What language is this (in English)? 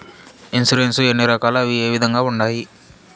Telugu